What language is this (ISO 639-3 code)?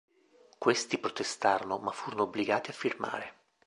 ita